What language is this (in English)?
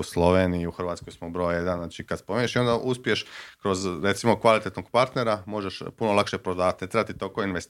Croatian